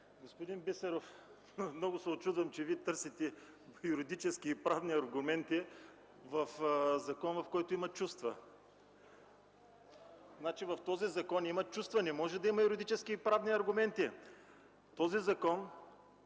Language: Bulgarian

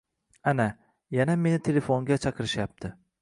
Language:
Uzbek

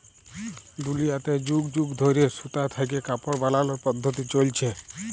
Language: Bangla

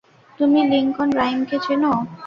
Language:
Bangla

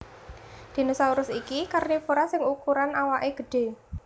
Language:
Javanese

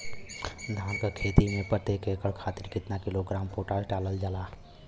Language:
Bhojpuri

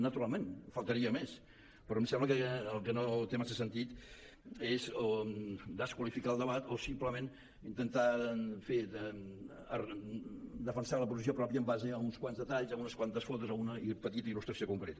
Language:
Catalan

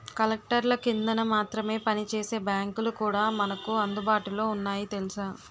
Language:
Telugu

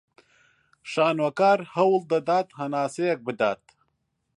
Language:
Central Kurdish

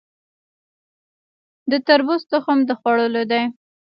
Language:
Pashto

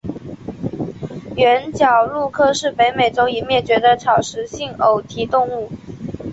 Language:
Chinese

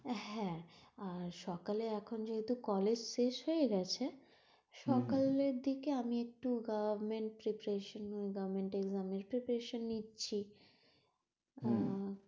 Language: Bangla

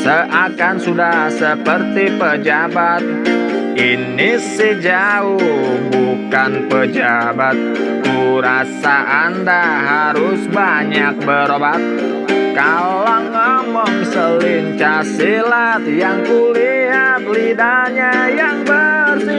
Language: Indonesian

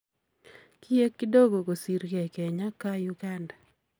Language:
Kalenjin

